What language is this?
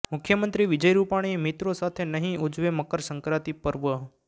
Gujarati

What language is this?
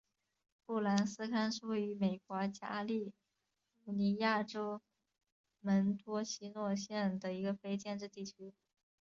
Chinese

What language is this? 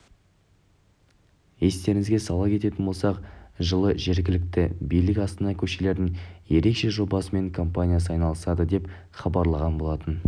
Kazakh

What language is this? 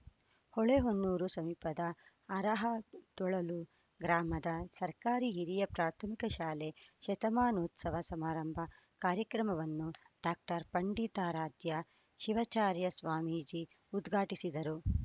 Kannada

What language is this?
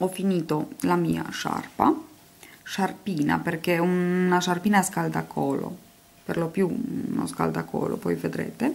Italian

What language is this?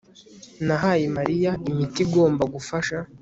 Kinyarwanda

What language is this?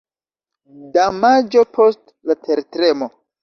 Esperanto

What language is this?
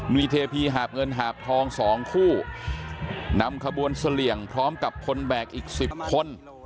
Thai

